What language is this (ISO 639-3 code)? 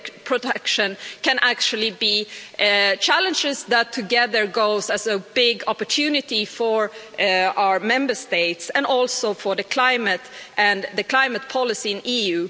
eng